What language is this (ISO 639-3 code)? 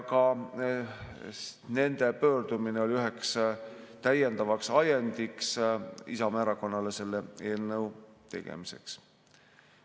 est